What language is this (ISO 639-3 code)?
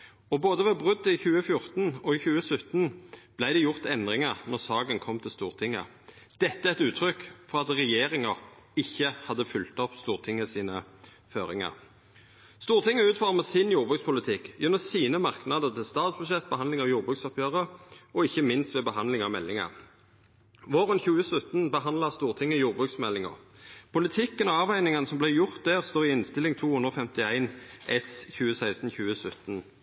nno